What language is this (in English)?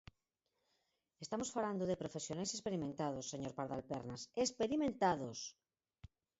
Galician